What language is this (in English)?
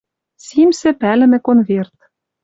Western Mari